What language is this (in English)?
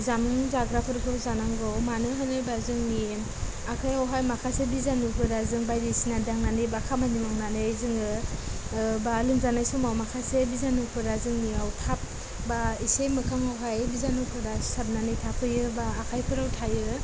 Bodo